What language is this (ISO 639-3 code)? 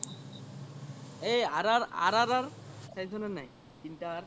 asm